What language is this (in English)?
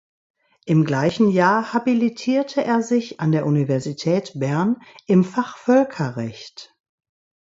German